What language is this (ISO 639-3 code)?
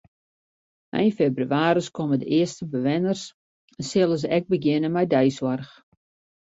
fry